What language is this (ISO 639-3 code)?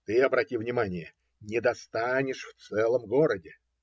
rus